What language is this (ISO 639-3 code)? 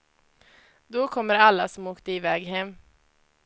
swe